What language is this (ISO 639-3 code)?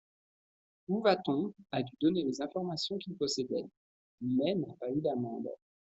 fra